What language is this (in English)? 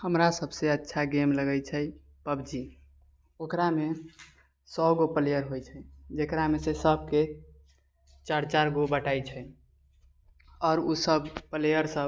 Maithili